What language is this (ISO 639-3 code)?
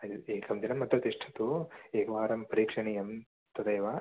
san